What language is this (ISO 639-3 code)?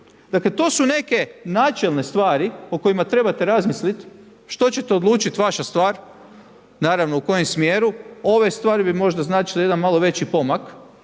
hrv